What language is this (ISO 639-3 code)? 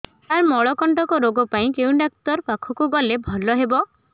ori